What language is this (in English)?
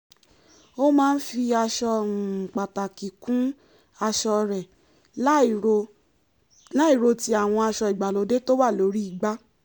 Yoruba